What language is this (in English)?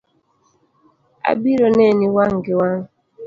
Luo (Kenya and Tanzania)